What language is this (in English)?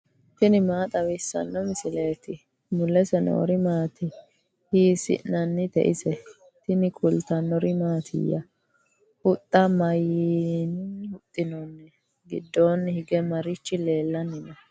Sidamo